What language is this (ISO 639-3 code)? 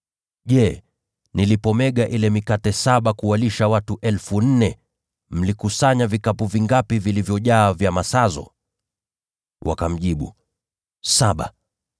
swa